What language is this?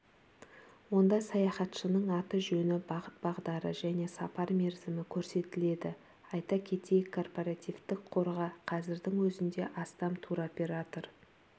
Kazakh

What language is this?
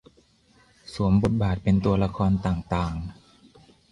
Thai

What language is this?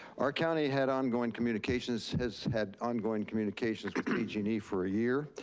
English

